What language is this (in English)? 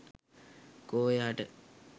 Sinhala